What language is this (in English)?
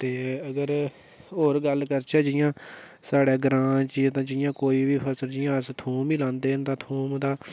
Dogri